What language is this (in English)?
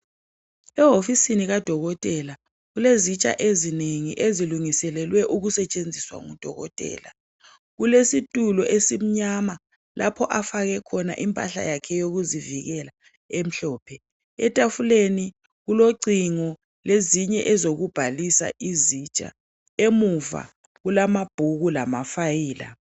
North Ndebele